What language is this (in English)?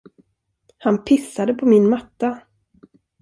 Swedish